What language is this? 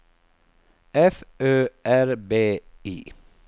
Swedish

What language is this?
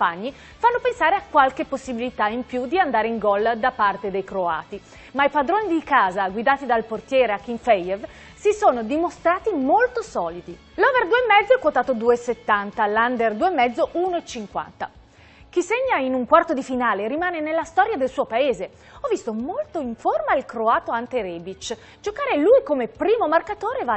Italian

